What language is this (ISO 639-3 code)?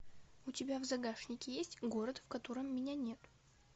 rus